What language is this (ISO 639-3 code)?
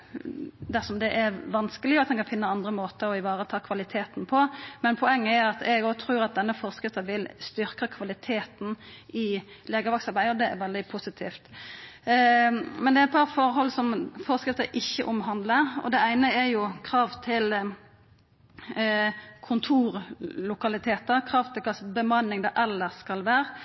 nno